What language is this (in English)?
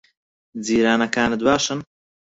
Central Kurdish